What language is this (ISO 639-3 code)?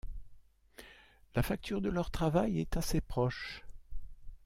fra